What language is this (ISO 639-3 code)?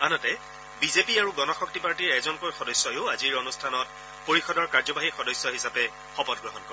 asm